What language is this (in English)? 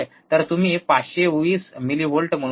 Marathi